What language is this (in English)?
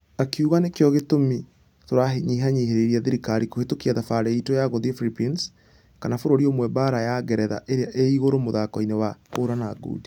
Kikuyu